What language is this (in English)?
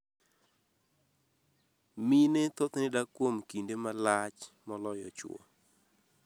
Luo (Kenya and Tanzania)